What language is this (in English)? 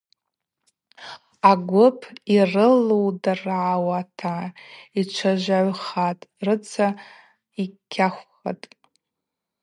Abaza